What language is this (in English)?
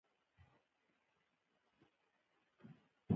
Pashto